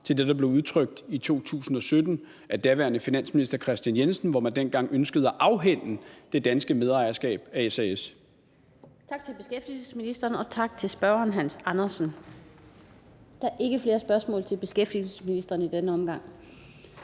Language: Danish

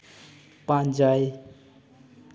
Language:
Santali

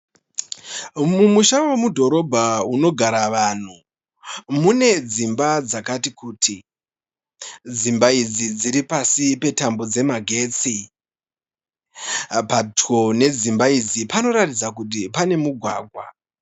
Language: Shona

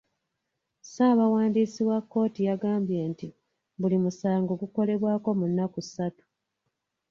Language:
Ganda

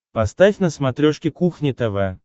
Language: Russian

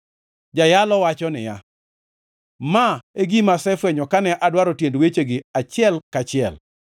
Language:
Luo (Kenya and Tanzania)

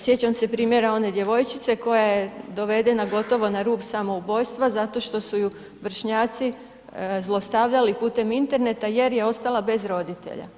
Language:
Croatian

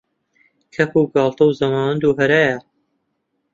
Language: Central Kurdish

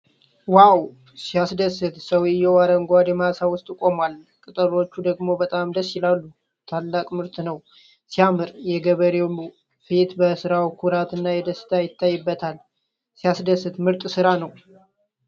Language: Amharic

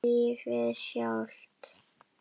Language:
Icelandic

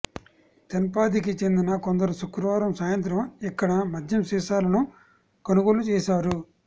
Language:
Telugu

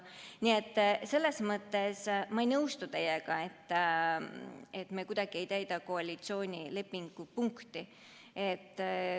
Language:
Estonian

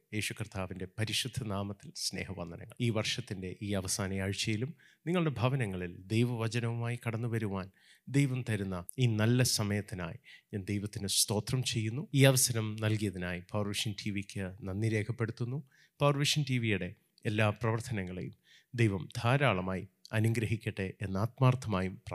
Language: Malayalam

